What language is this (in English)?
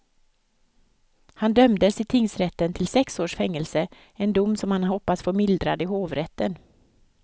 Swedish